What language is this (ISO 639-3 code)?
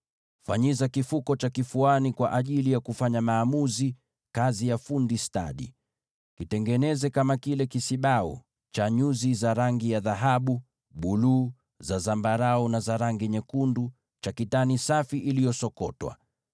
swa